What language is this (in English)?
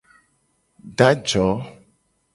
Gen